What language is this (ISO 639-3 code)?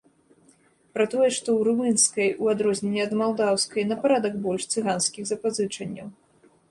bel